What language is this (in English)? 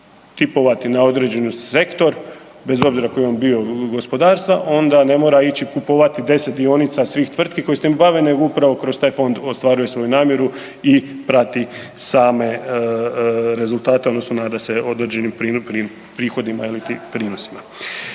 Croatian